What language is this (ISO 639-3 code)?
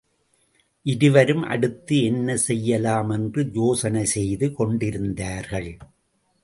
tam